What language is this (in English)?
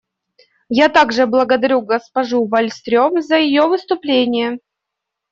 Russian